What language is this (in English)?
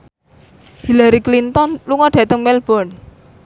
Javanese